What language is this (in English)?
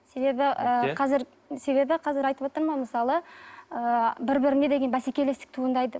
Kazakh